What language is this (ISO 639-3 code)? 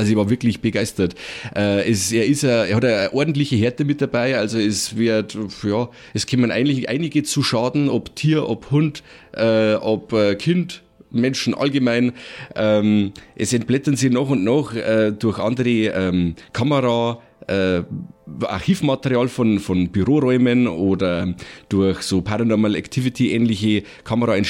deu